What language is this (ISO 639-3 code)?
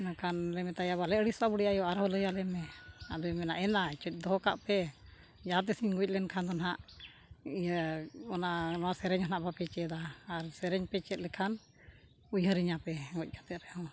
sat